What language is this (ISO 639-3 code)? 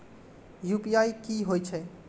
mai